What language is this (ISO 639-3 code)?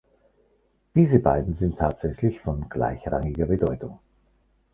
deu